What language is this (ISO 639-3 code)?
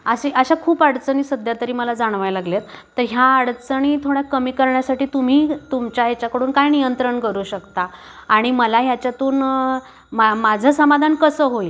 mar